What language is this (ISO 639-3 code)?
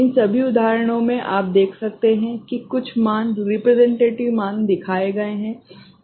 hin